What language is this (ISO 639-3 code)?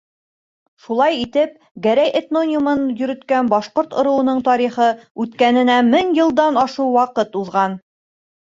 bak